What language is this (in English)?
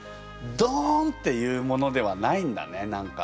Japanese